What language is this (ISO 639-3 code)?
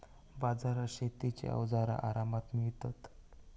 mar